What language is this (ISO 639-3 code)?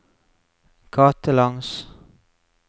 nor